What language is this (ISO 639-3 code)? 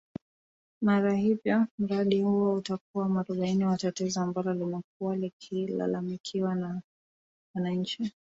swa